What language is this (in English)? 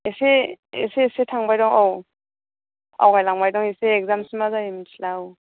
Bodo